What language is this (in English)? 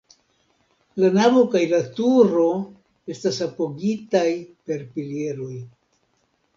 Esperanto